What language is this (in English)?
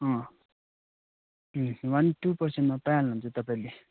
Nepali